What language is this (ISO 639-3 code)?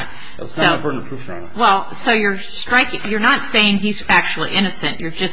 eng